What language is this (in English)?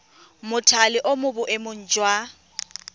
Tswana